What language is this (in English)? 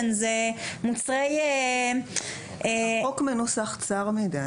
Hebrew